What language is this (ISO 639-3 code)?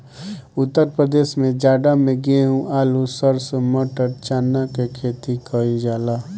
bho